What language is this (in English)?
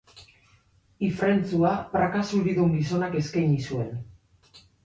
Basque